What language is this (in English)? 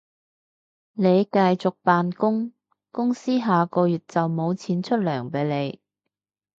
Cantonese